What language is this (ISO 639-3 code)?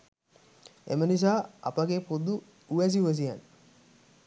sin